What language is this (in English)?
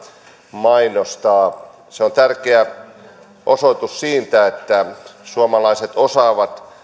Finnish